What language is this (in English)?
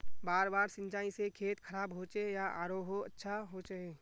Magahi